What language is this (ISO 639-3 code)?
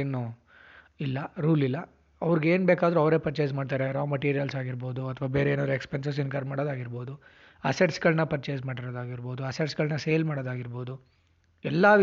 kan